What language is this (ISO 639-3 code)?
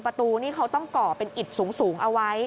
tha